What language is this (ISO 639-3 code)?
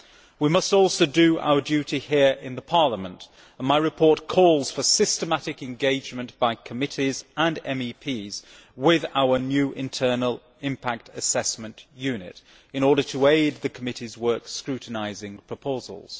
eng